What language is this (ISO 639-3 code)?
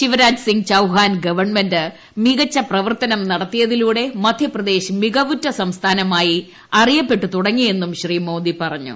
mal